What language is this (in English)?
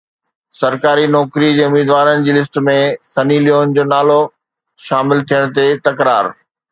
Sindhi